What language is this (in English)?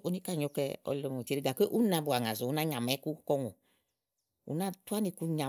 Igo